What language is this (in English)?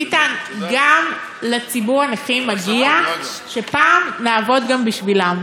Hebrew